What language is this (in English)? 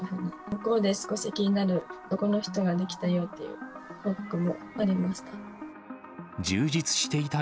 Japanese